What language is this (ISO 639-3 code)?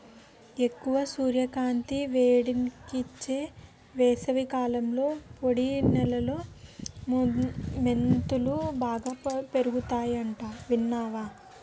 tel